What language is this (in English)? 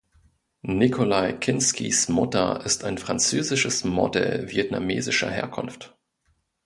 German